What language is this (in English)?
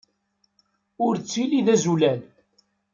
Kabyle